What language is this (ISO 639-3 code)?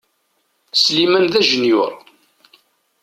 kab